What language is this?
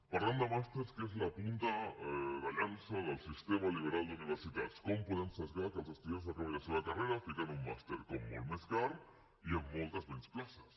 Catalan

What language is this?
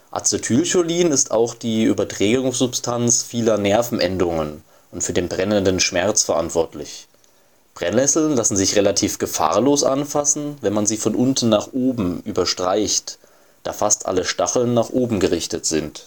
German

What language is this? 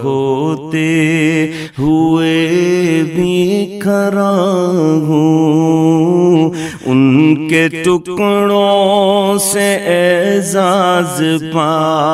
Hindi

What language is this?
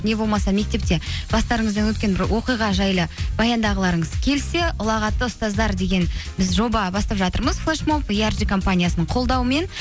Kazakh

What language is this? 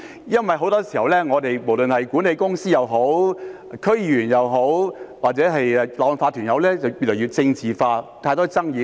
Cantonese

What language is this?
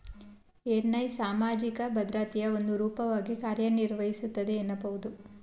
Kannada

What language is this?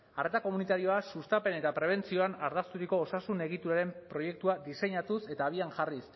Basque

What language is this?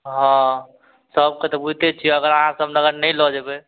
Maithili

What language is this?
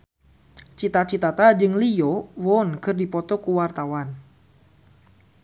Sundanese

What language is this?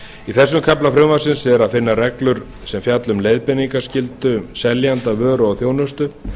Icelandic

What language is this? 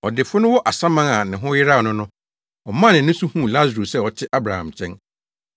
Akan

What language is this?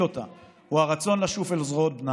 Hebrew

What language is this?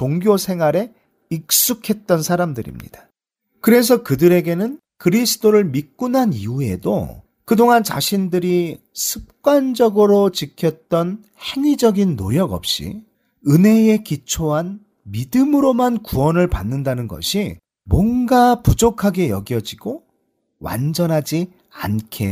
Korean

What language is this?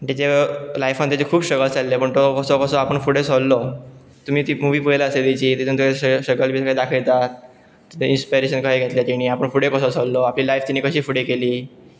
Konkani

